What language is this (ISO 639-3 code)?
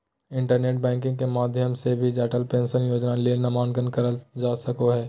mag